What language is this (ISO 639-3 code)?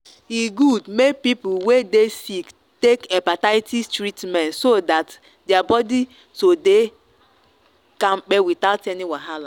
pcm